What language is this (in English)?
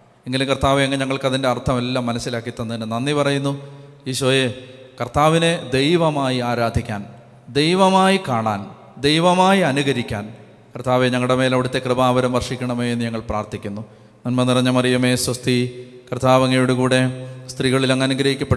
Malayalam